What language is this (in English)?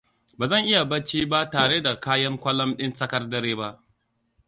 Hausa